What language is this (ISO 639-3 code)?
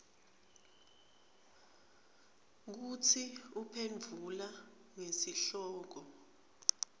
ssw